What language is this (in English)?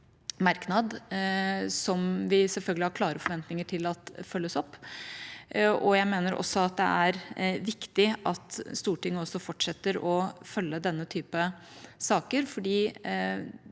Norwegian